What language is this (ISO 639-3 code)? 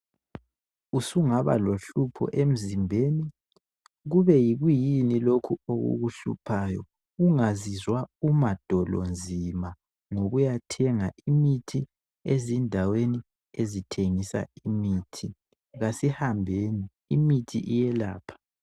nde